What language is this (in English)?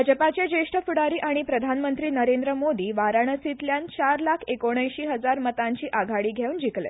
Konkani